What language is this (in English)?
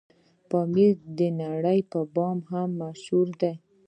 Pashto